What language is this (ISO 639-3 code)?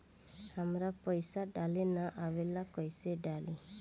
bho